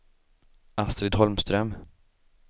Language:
Swedish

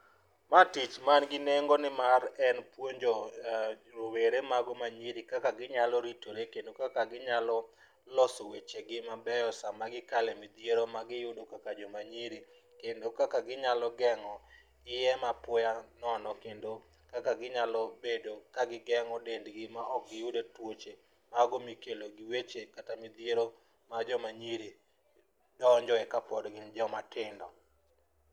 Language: Luo (Kenya and Tanzania)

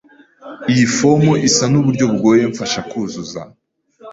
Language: Kinyarwanda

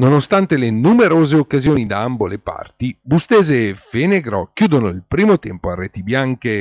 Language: Italian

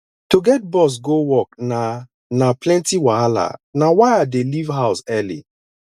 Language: Nigerian Pidgin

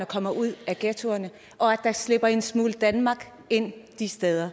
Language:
Danish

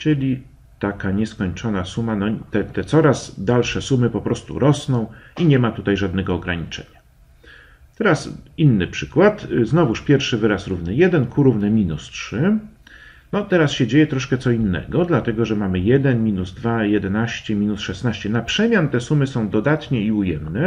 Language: Polish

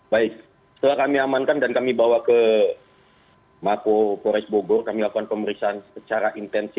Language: Indonesian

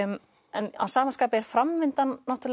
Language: Icelandic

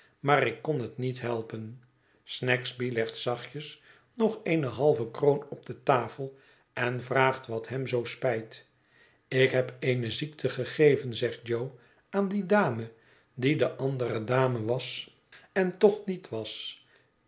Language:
Dutch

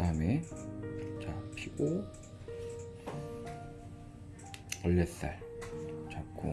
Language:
Korean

